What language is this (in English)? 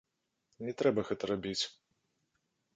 Belarusian